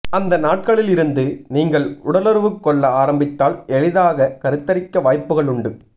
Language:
Tamil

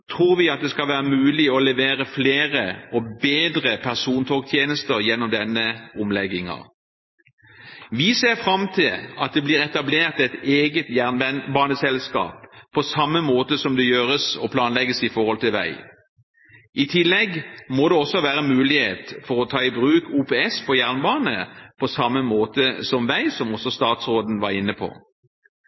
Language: Norwegian Bokmål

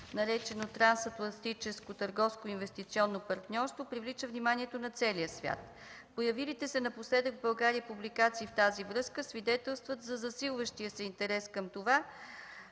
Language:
Bulgarian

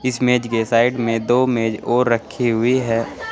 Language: Hindi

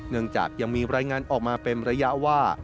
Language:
Thai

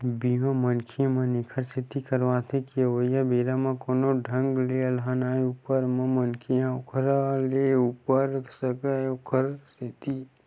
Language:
Chhattisgarhi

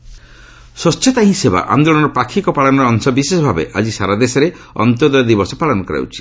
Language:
Odia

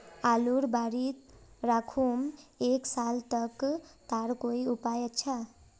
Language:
Magahi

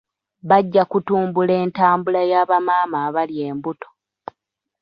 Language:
Ganda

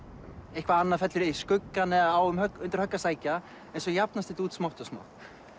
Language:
Icelandic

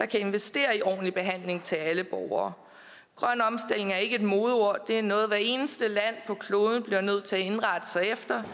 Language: Danish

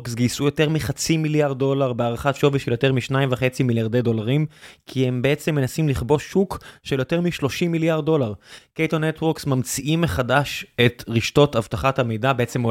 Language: Hebrew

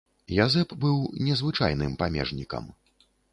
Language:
Belarusian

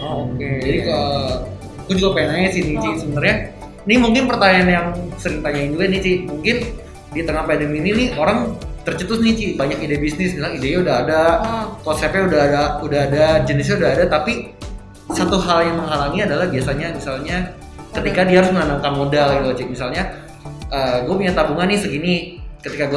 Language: Indonesian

